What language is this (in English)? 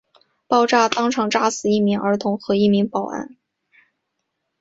Chinese